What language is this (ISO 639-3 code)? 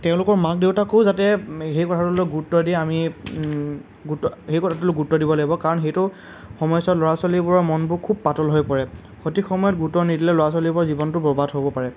asm